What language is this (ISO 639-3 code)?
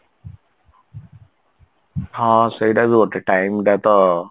ori